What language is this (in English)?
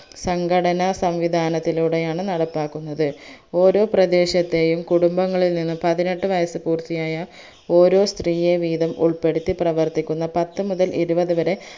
Malayalam